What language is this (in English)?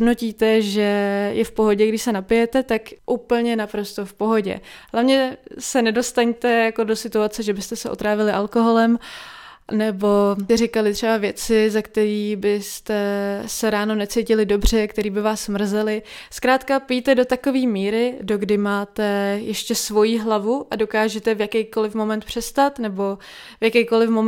Czech